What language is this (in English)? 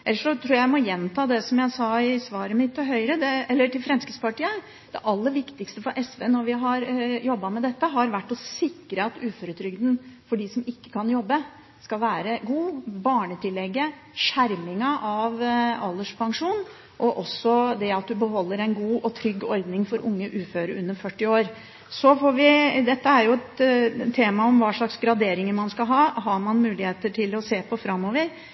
Norwegian Bokmål